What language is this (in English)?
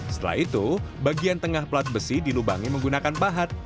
Indonesian